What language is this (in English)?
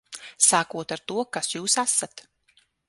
Latvian